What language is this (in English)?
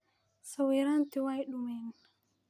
Somali